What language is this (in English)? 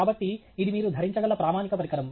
Telugu